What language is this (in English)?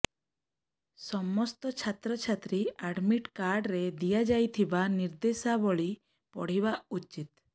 Odia